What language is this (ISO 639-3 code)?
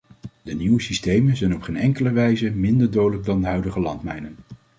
nld